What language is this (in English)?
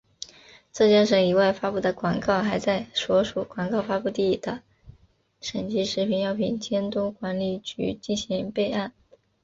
Chinese